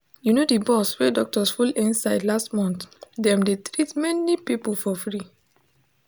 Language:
Nigerian Pidgin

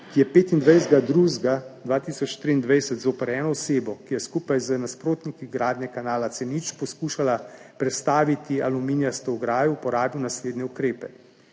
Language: Slovenian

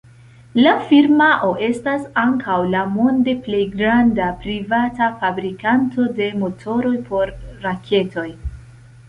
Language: Esperanto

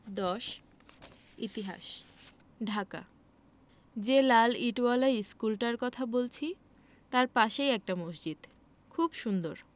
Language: Bangla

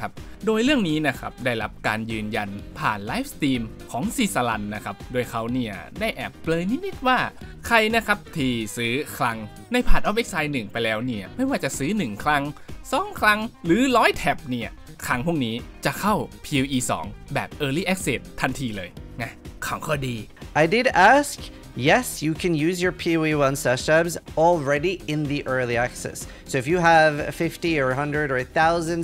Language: Thai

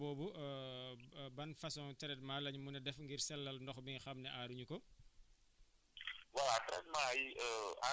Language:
Wolof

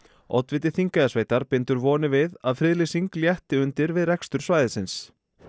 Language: Icelandic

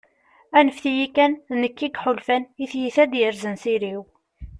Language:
Kabyle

